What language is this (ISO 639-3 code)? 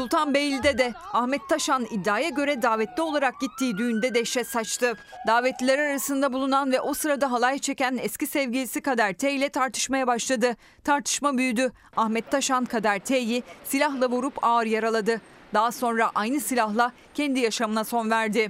tur